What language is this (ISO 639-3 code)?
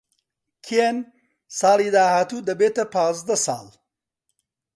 ckb